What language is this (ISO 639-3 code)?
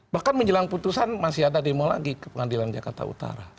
ind